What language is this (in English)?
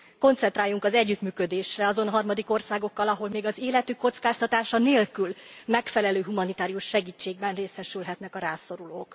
Hungarian